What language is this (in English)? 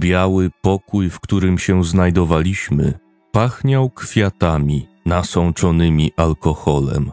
Polish